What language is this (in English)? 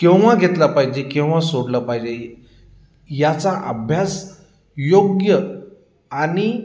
Marathi